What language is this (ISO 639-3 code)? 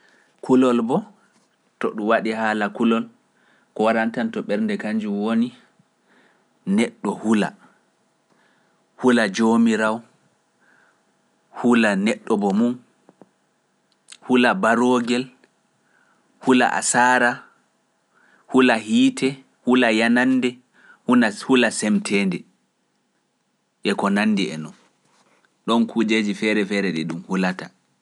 fuf